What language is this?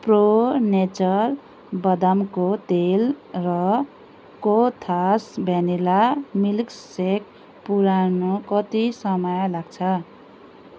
Nepali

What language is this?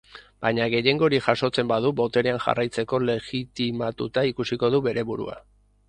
Basque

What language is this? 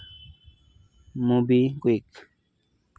Santali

